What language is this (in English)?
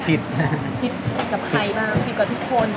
Thai